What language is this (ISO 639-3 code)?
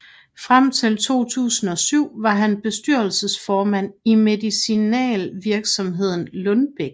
dan